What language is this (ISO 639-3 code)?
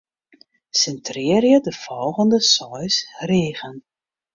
fry